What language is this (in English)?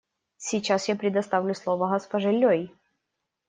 Russian